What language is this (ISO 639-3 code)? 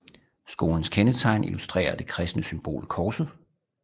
dan